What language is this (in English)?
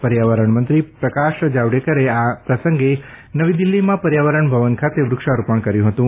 Gujarati